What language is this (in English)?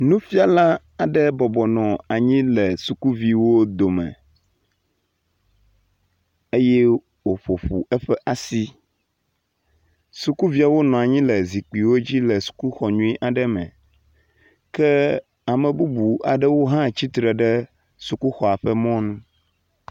Ewe